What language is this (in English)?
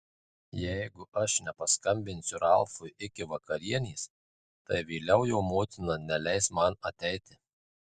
Lithuanian